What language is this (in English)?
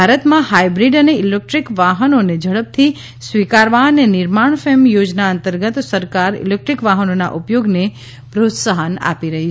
Gujarati